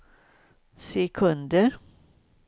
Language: Swedish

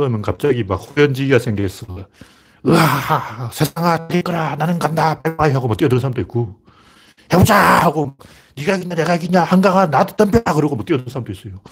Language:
Korean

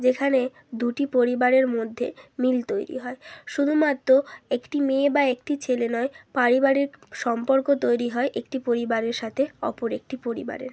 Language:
Bangla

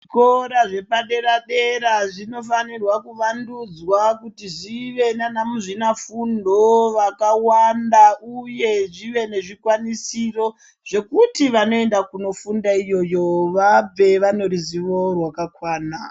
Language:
Ndau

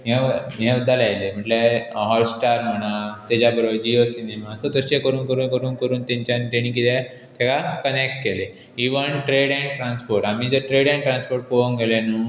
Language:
Konkani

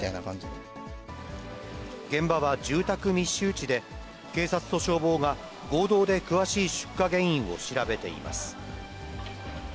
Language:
Japanese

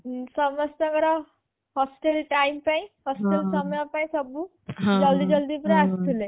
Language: Odia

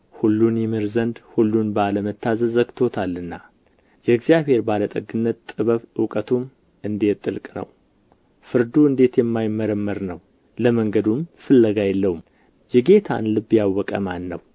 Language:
Amharic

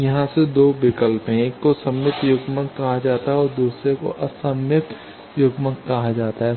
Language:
Hindi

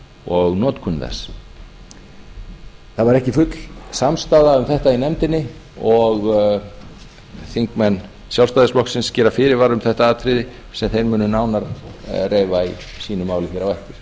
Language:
Icelandic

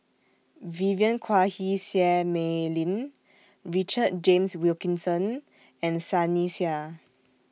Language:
English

